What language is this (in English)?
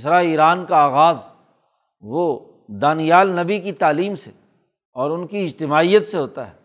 Urdu